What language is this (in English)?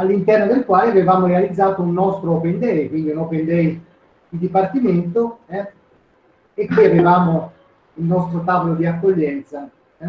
Italian